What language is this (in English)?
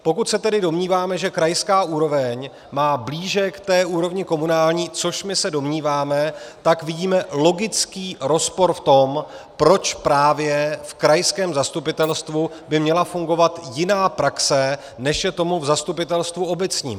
Czech